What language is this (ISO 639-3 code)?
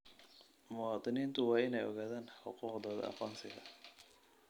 som